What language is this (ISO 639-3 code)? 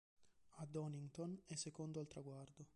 ita